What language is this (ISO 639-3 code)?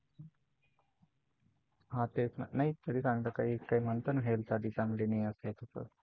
mar